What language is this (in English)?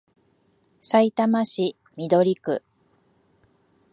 Japanese